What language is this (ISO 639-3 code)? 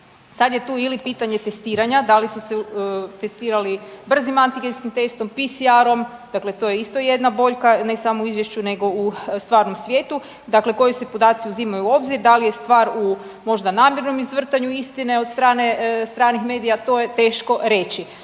hrv